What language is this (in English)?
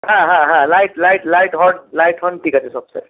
Bangla